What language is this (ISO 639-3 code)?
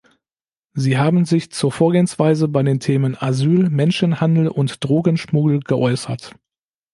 deu